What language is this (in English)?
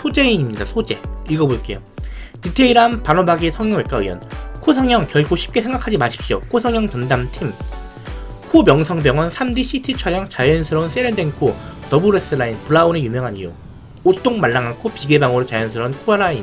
Korean